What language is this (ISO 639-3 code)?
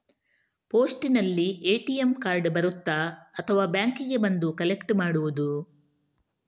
kan